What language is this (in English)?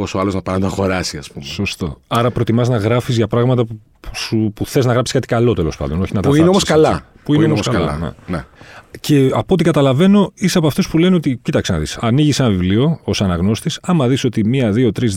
Greek